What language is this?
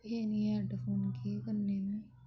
Dogri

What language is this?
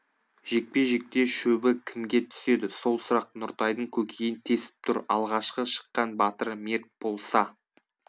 Kazakh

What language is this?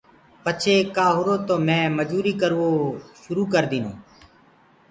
Gurgula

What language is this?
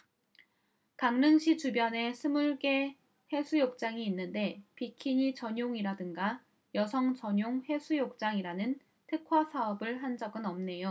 Korean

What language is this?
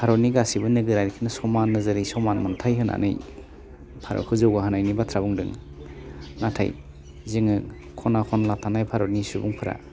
Bodo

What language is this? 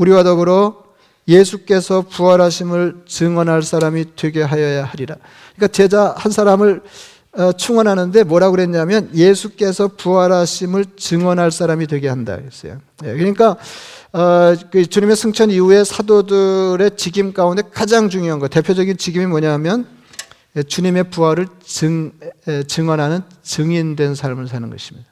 Korean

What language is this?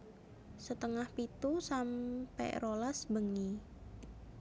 Javanese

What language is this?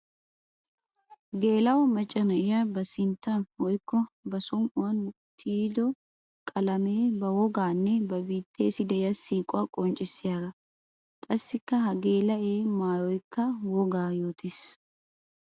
Wolaytta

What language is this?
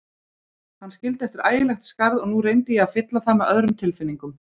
Icelandic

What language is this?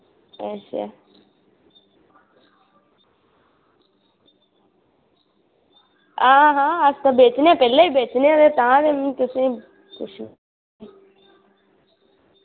Dogri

